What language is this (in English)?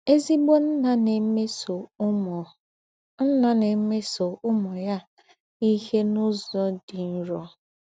Igbo